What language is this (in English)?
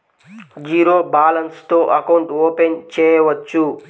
Telugu